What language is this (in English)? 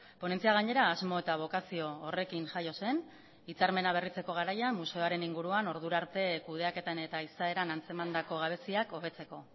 Basque